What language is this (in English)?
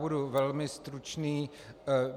Czech